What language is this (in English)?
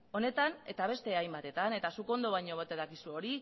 Basque